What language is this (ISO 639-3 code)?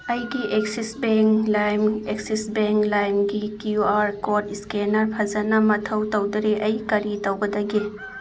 mni